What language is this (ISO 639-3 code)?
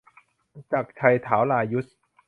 tha